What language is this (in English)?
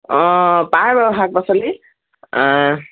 Assamese